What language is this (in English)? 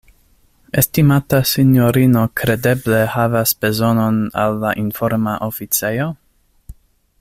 Esperanto